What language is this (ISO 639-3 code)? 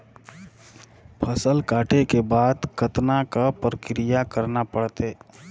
hne